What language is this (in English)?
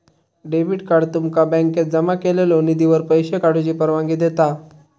Marathi